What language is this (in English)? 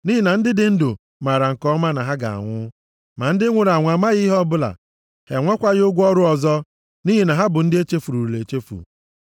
Igbo